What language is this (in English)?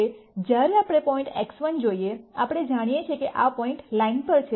Gujarati